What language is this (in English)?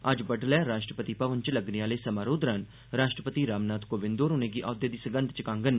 Dogri